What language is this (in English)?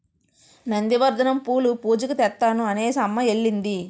Telugu